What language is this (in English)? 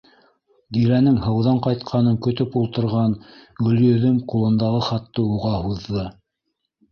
Bashkir